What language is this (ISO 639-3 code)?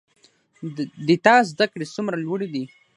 pus